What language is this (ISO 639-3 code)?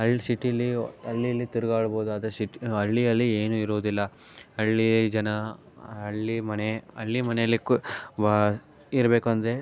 kan